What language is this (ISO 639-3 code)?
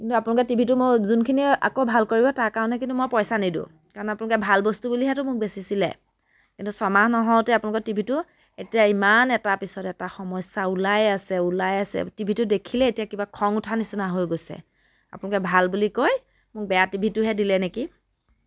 asm